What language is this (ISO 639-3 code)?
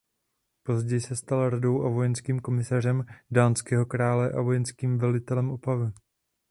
ces